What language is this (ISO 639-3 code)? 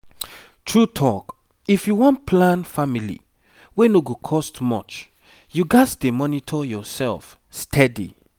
pcm